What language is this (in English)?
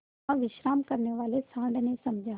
Hindi